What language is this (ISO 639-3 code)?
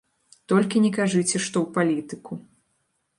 bel